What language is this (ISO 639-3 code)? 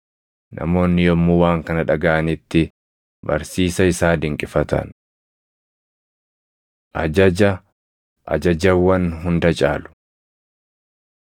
orm